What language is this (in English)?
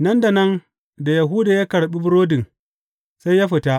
Hausa